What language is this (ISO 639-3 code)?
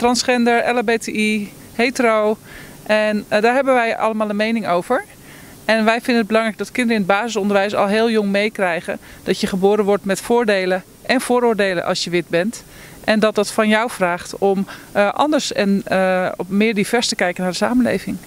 nld